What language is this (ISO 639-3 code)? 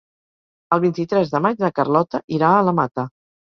cat